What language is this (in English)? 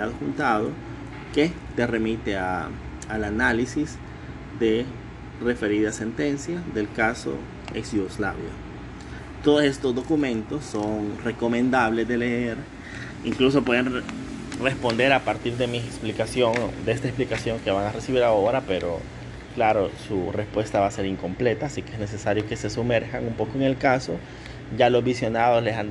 Spanish